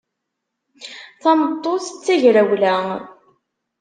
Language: Kabyle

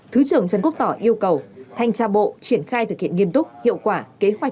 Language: Vietnamese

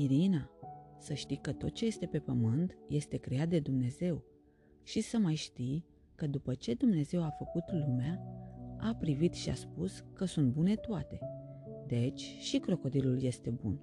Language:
Romanian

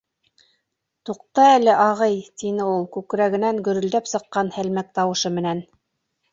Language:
Bashkir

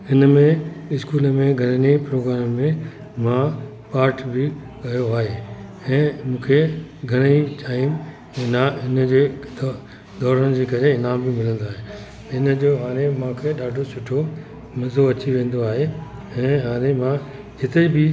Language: Sindhi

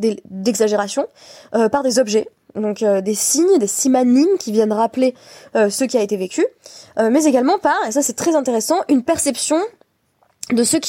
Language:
French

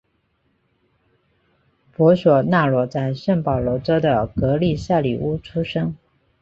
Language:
Chinese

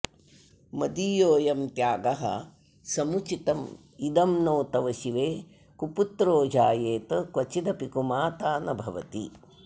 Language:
Sanskrit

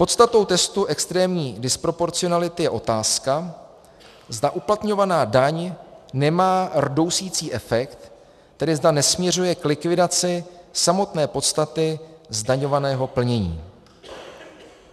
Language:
Czech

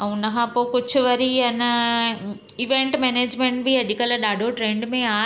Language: Sindhi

